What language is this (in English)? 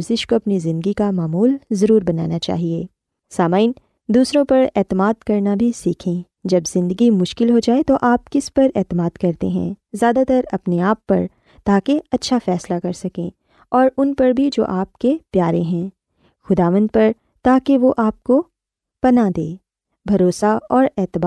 Urdu